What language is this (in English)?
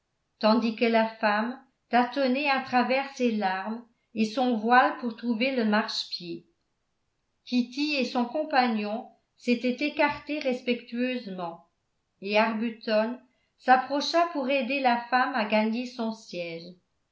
French